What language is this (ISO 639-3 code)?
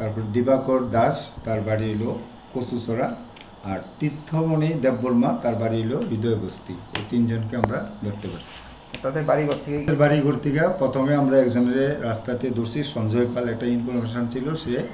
tha